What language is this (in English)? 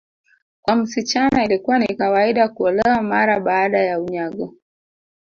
Swahili